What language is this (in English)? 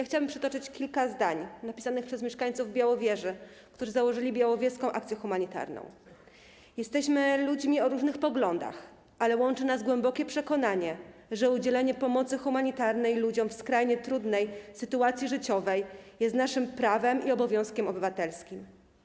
Polish